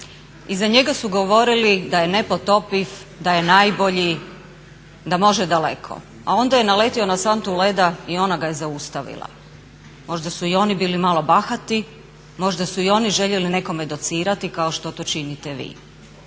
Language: Croatian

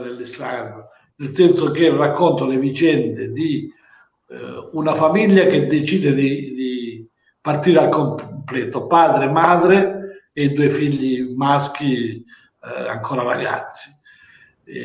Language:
Italian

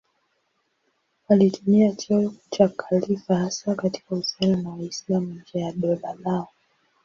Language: Swahili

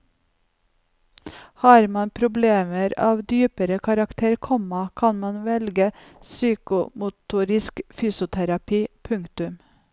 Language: Norwegian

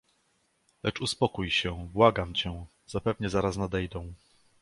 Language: Polish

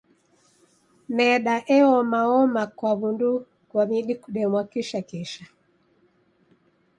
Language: Taita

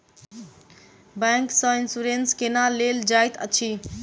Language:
Maithili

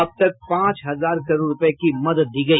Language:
Hindi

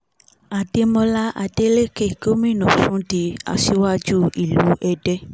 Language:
Yoruba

